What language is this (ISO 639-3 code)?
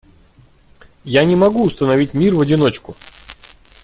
rus